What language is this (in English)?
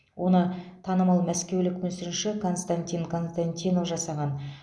Kazakh